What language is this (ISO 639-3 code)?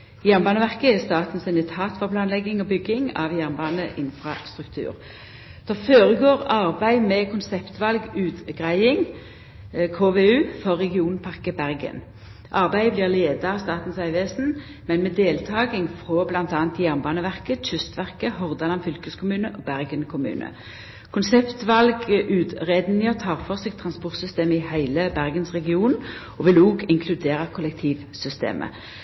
nno